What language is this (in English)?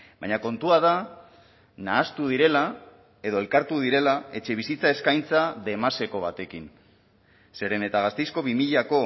Basque